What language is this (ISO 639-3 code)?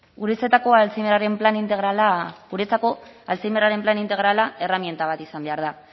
eus